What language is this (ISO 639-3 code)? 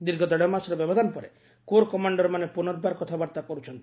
ori